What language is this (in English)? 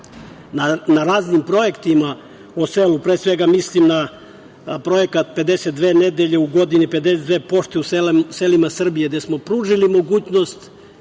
Serbian